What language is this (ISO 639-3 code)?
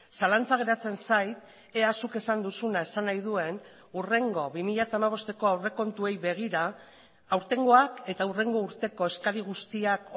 eus